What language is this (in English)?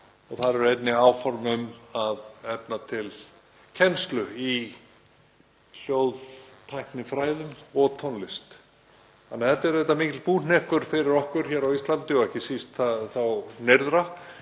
Icelandic